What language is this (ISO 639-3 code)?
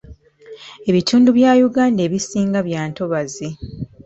lug